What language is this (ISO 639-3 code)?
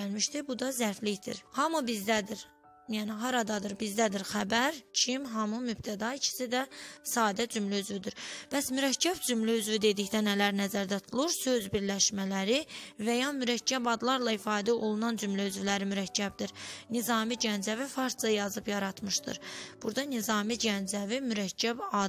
tur